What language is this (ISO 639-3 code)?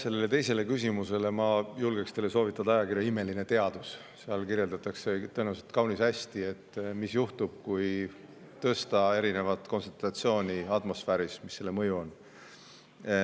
est